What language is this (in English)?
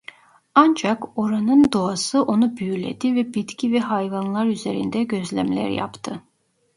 Turkish